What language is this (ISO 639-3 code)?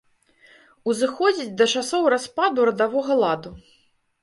bel